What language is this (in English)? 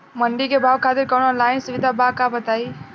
Bhojpuri